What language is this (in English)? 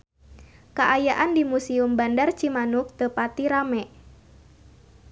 Sundanese